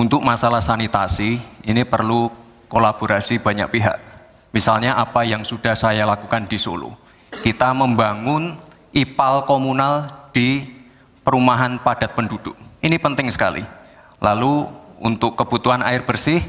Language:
Indonesian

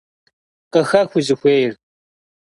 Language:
Kabardian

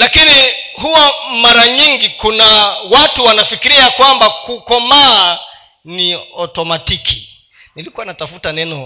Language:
Swahili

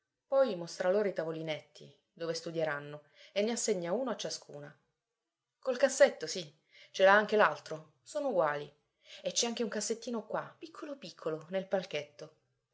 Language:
Italian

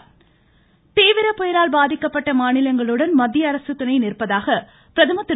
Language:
Tamil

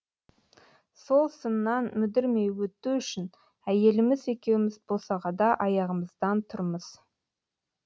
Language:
Kazakh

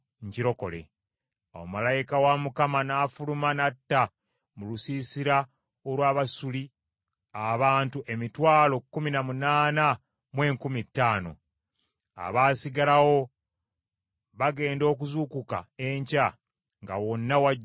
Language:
Ganda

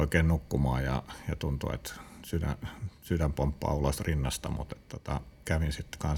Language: Finnish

